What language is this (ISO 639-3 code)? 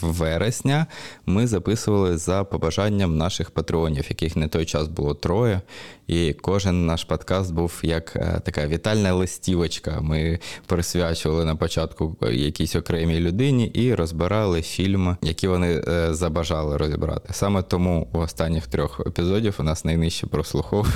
ukr